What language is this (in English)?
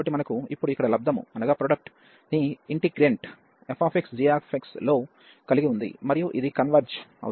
Telugu